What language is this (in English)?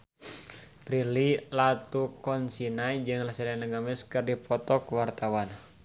Sundanese